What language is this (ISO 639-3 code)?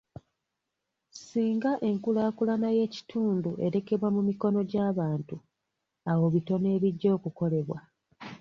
lug